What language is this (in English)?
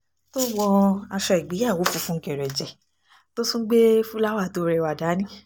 Yoruba